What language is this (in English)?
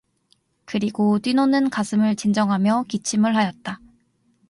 Korean